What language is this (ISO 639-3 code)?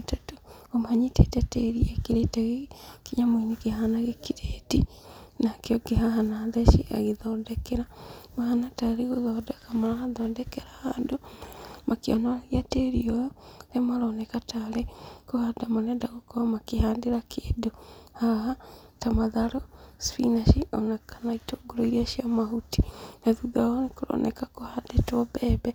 kik